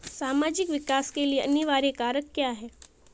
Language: Hindi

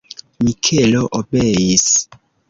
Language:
Esperanto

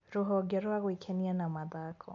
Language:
Kikuyu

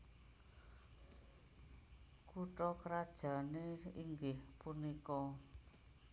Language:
Javanese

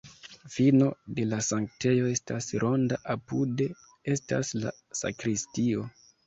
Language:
Esperanto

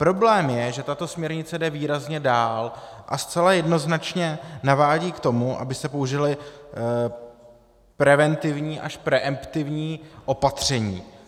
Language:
Czech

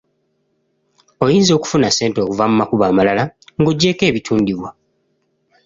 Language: Ganda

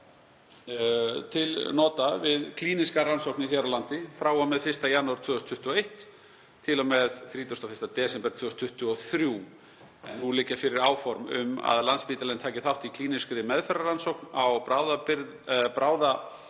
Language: Icelandic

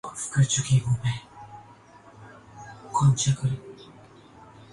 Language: Urdu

